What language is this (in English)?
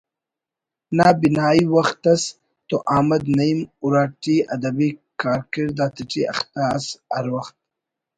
Brahui